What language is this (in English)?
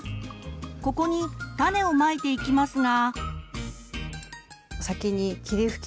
Japanese